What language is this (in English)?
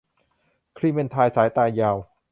Thai